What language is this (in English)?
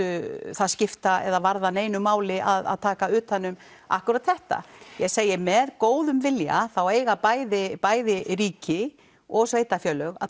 Icelandic